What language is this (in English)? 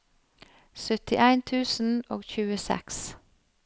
Norwegian